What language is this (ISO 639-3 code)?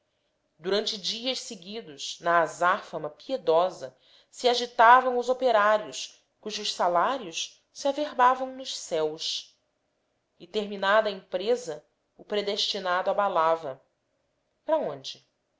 por